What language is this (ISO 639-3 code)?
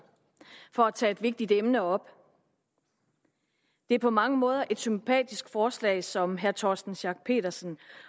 dan